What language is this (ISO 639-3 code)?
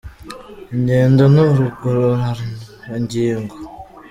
kin